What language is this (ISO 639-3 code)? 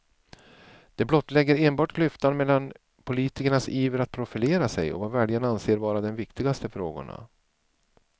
swe